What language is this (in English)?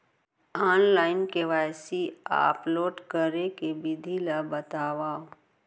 Chhattisgarhi